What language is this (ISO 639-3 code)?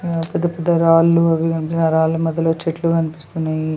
tel